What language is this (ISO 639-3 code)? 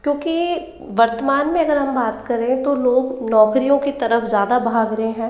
hin